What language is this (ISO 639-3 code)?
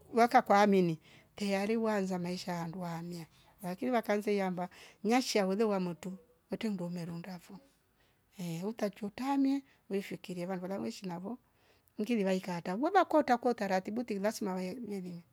rof